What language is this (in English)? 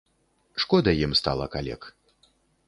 Belarusian